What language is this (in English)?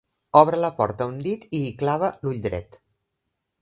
Catalan